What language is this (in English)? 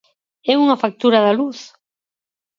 Galician